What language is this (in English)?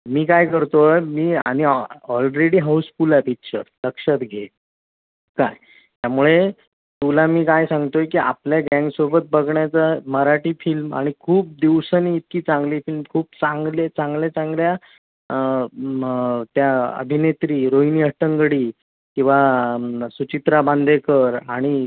Marathi